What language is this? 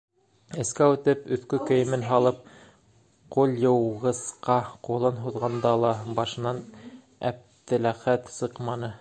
Bashkir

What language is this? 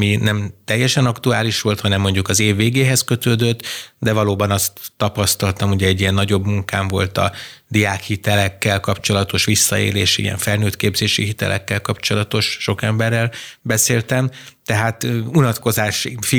Hungarian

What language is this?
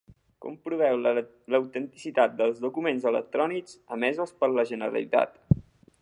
Catalan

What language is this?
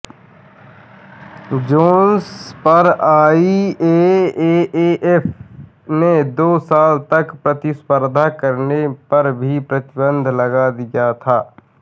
Hindi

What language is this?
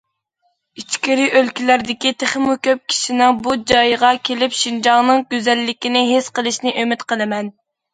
Uyghur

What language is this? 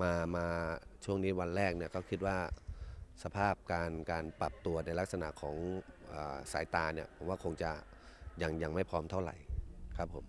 Thai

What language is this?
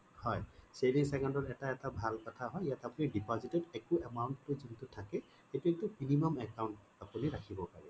Assamese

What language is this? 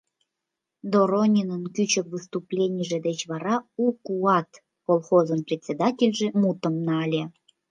Mari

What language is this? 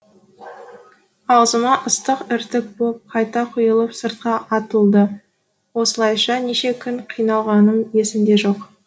Kazakh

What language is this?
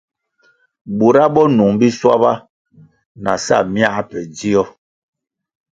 Kwasio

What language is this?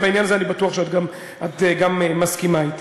Hebrew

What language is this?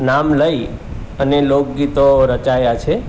Gujarati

